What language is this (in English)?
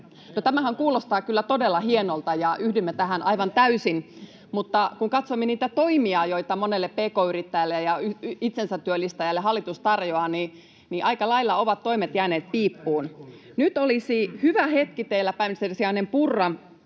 Finnish